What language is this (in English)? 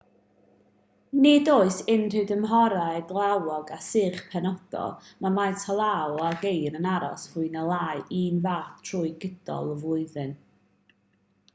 Welsh